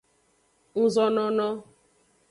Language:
Aja (Benin)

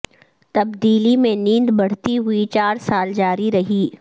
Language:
Urdu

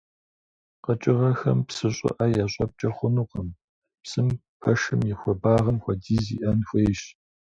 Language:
Kabardian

